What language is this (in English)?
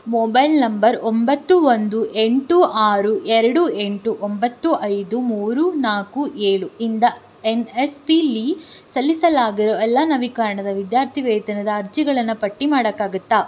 Kannada